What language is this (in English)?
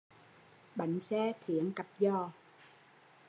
Vietnamese